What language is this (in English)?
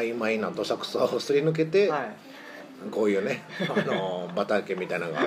Japanese